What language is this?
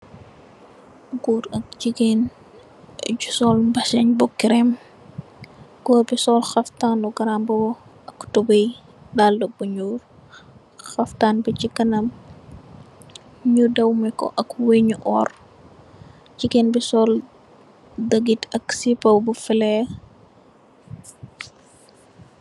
Wolof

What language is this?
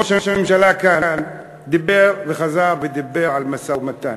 Hebrew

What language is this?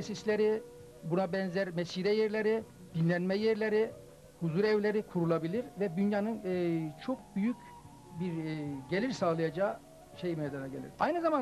Turkish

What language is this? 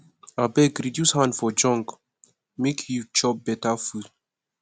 Nigerian Pidgin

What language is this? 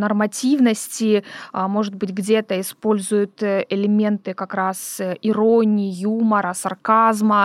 Russian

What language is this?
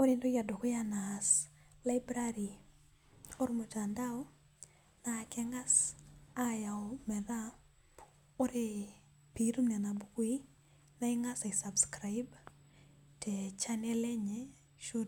Masai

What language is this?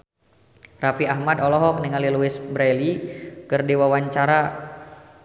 Sundanese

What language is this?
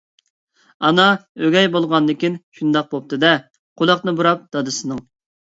Uyghur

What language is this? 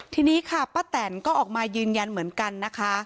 Thai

